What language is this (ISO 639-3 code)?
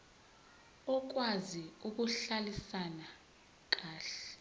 zul